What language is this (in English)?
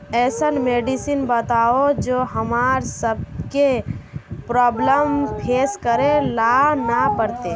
Magahi